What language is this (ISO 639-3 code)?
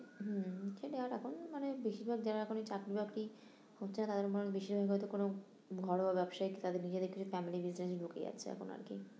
ben